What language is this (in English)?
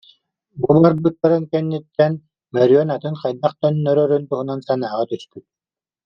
Yakut